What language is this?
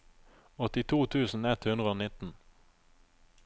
Norwegian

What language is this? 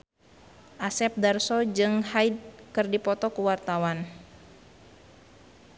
Sundanese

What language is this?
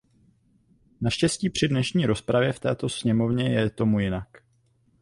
Czech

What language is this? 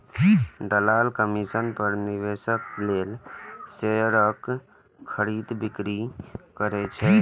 Maithili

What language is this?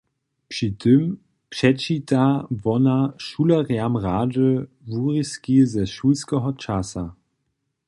Upper Sorbian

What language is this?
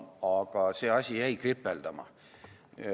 Estonian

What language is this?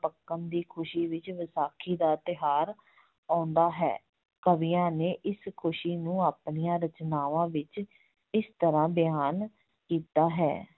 Punjabi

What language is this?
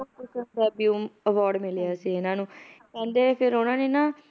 Punjabi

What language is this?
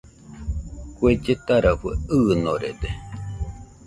Nüpode Huitoto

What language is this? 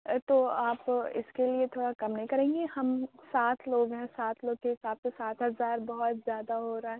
Urdu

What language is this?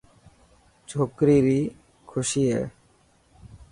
Dhatki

